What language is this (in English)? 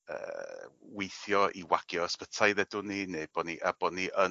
Welsh